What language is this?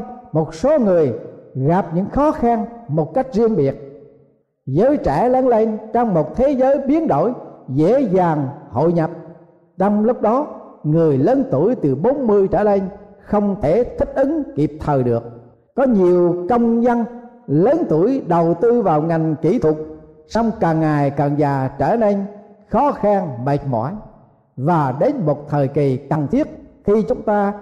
Vietnamese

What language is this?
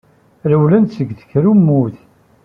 Kabyle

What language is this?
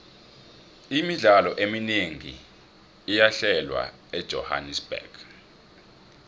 South Ndebele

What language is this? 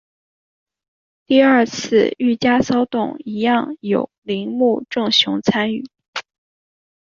Chinese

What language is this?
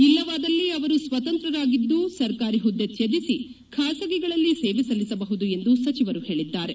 Kannada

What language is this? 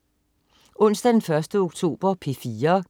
Danish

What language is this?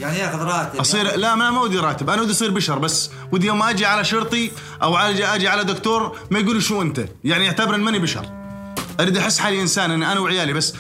Arabic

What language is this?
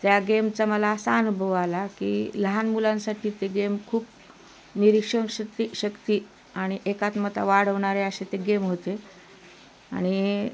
Marathi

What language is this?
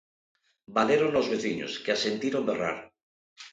Galician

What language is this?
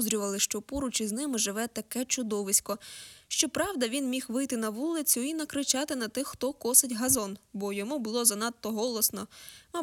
Ukrainian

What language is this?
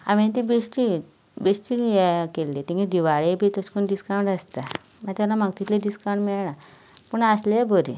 Konkani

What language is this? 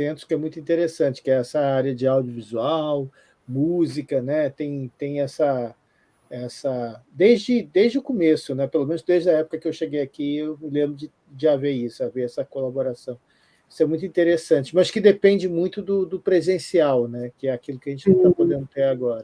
Portuguese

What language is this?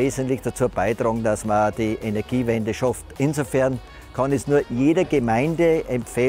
German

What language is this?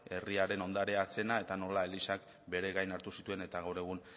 Basque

